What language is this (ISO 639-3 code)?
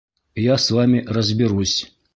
bak